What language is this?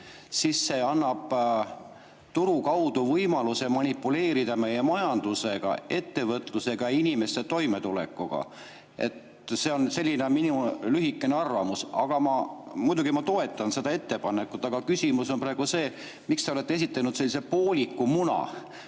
Estonian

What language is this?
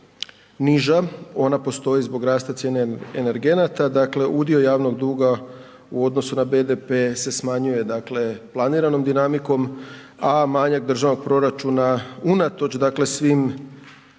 Croatian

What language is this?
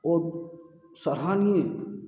Maithili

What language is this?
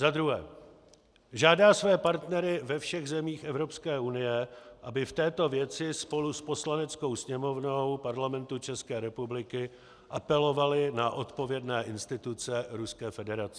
Czech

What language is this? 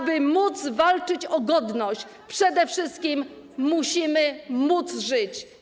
Polish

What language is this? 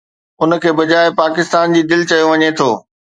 Sindhi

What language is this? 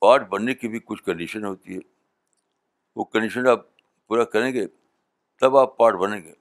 Urdu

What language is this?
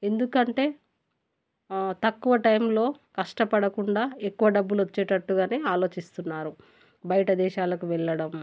Telugu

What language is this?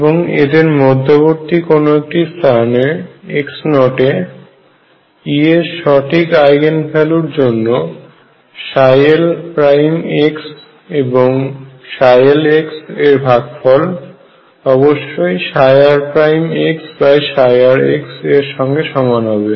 Bangla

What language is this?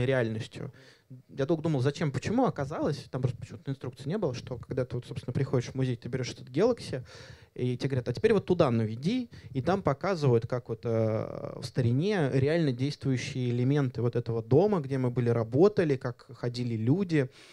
Russian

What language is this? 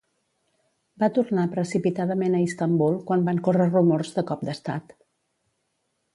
Catalan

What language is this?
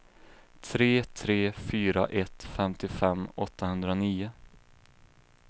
Swedish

